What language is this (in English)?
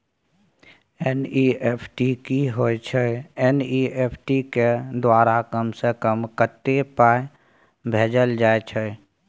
Maithili